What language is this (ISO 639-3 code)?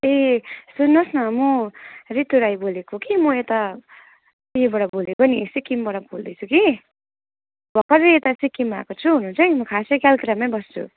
nep